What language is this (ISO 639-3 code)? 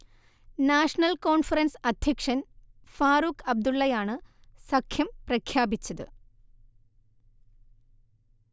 mal